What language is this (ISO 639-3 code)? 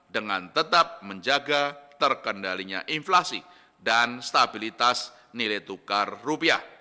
ind